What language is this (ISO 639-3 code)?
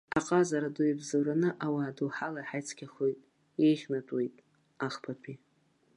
abk